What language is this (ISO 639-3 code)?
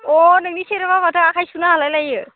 brx